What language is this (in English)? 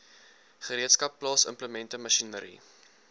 Afrikaans